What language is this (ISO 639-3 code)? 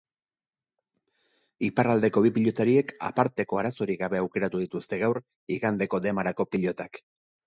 eus